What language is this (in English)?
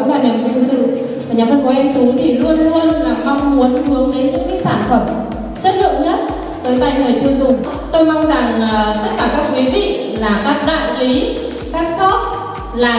Vietnamese